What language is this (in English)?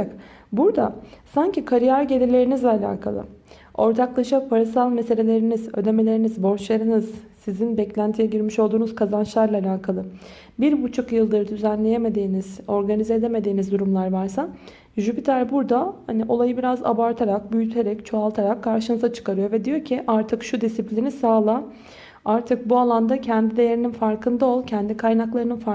Turkish